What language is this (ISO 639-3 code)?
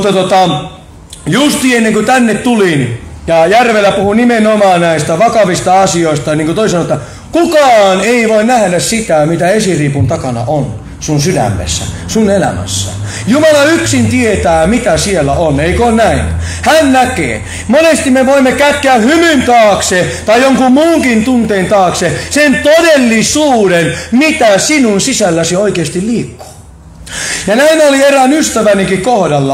fin